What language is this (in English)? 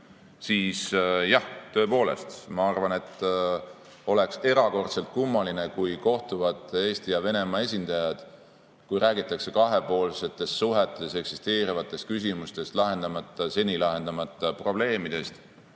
Estonian